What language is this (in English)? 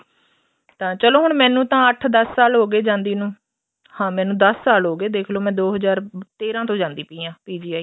Punjabi